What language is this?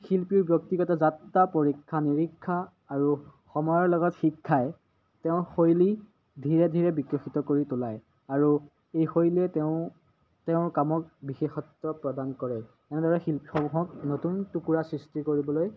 Assamese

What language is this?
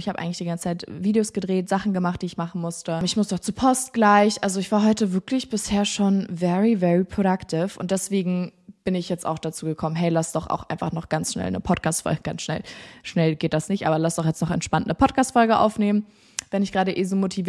German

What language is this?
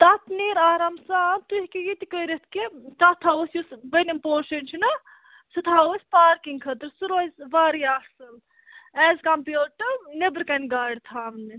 Kashmiri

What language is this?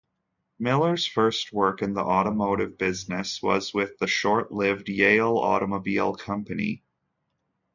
English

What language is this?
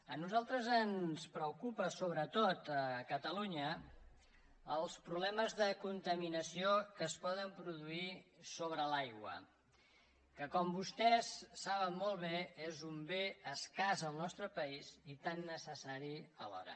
Catalan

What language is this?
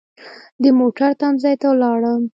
Pashto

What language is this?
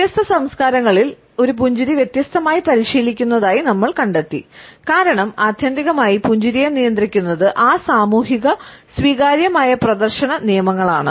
Malayalam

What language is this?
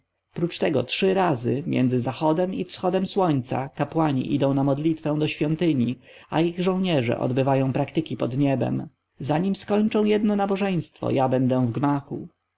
Polish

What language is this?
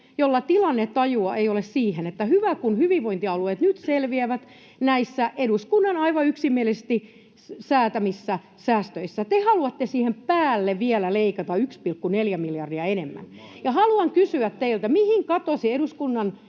Finnish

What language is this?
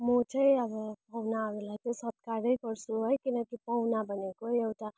Nepali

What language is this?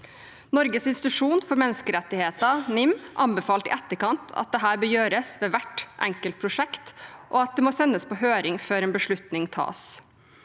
Norwegian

